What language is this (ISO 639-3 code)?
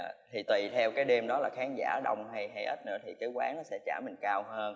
vie